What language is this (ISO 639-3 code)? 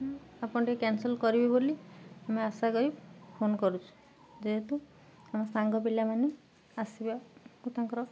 ori